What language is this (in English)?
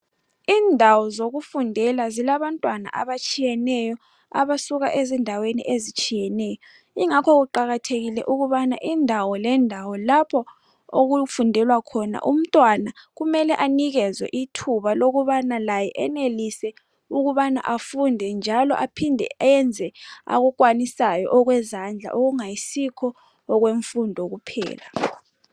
North Ndebele